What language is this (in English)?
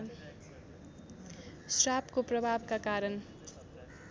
Nepali